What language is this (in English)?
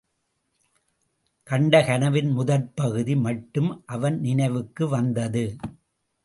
Tamil